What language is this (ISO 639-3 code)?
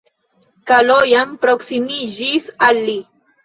epo